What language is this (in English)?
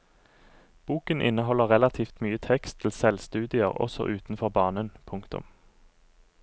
Norwegian